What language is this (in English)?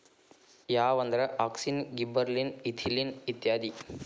Kannada